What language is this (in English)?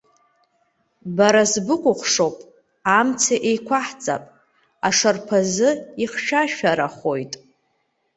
Abkhazian